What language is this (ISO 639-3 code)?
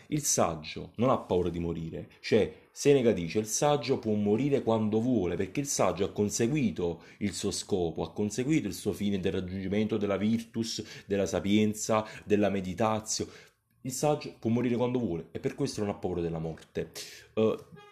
ita